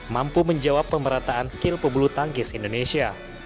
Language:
Indonesian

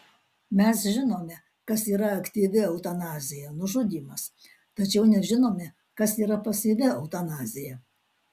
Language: Lithuanian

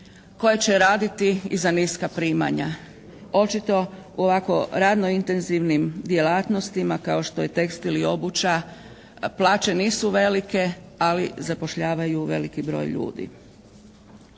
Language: Croatian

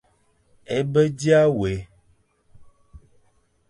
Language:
Fang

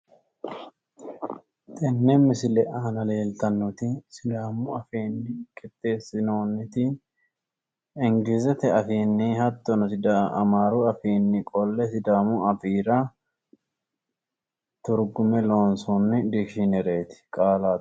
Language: Sidamo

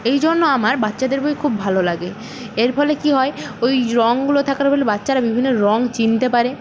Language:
Bangla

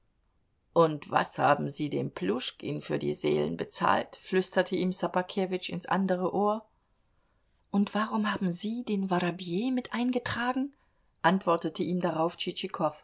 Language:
German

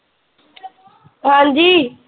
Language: Punjabi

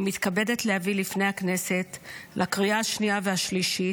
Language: Hebrew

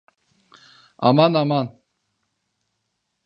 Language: Turkish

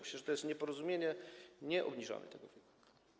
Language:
Polish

